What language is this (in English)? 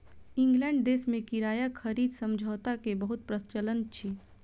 Maithili